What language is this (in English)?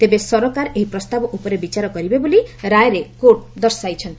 Odia